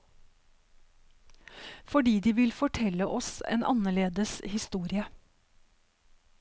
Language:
Norwegian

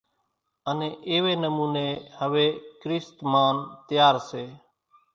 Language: Kachi Koli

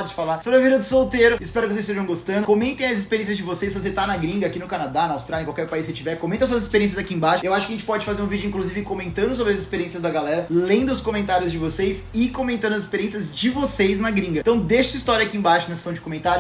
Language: Portuguese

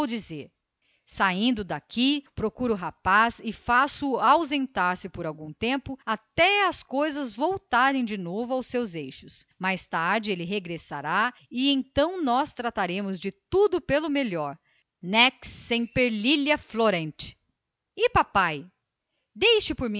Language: Portuguese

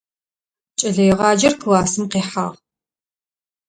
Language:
Adyghe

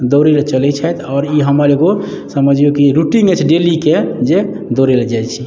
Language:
Maithili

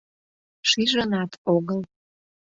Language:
Mari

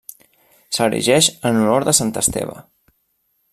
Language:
Catalan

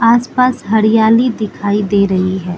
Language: Hindi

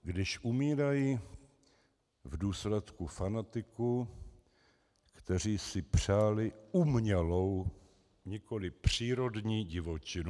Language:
Czech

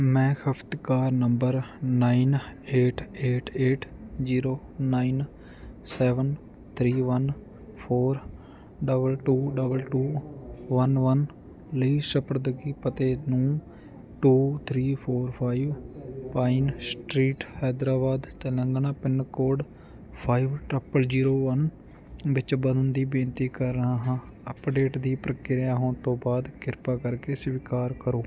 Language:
Punjabi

